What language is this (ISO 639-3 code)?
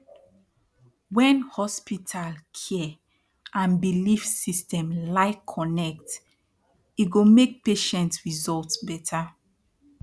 pcm